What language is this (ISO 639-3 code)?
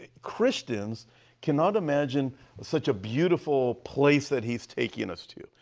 eng